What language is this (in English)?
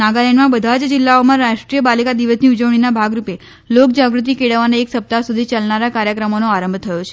Gujarati